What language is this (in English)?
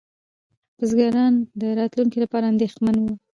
Pashto